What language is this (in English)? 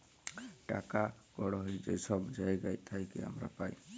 Bangla